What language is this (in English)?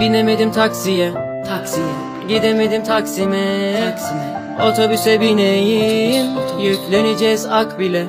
Turkish